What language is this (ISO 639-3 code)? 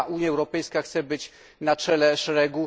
pol